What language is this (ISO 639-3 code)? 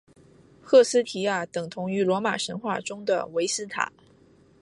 zho